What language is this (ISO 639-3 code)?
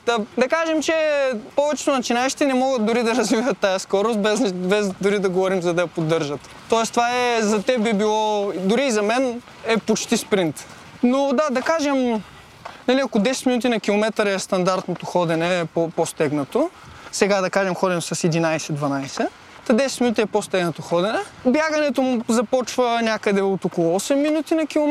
bul